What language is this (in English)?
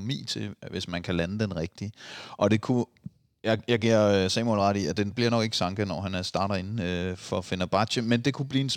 Danish